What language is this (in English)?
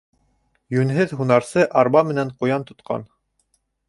Bashkir